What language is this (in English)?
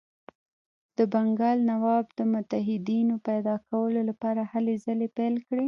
Pashto